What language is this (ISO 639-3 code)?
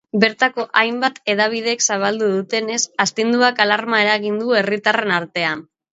eus